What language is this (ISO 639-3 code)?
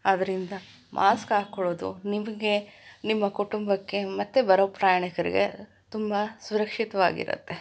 kan